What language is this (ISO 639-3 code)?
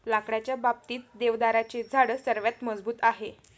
mar